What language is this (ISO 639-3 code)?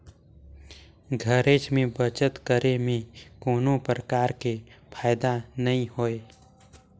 hne